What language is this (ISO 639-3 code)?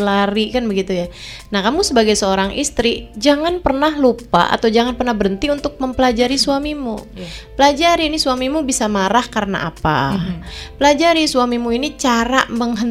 ind